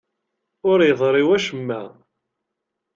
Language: Kabyle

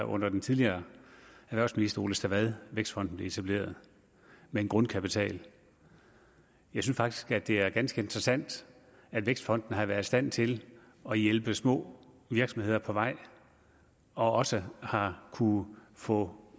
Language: Danish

